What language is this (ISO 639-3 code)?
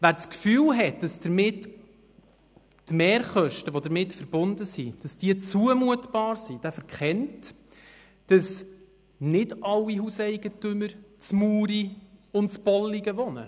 gsw